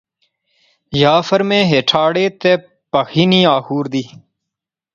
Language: Pahari-Potwari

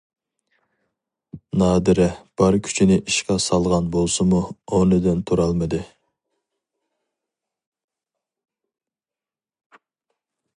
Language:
Uyghur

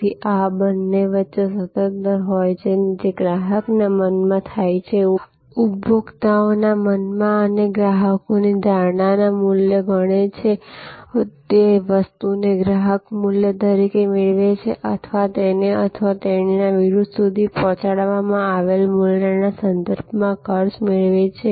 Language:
Gujarati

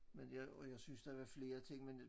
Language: Danish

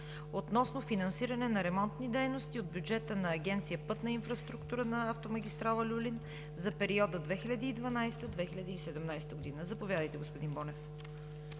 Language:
Bulgarian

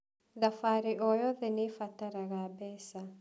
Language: Kikuyu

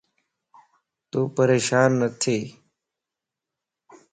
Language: Lasi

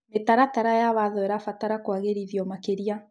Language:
Kikuyu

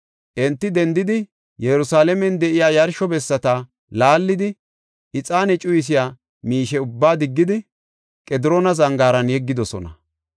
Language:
Gofa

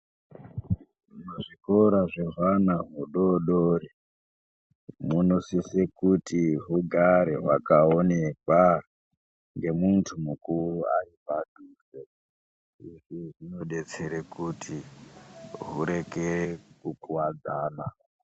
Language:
Ndau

